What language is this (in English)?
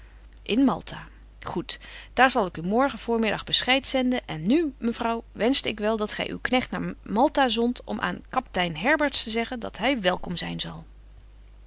Dutch